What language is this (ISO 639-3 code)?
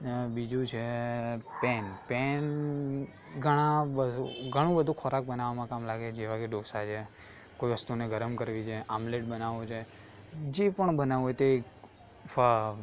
guj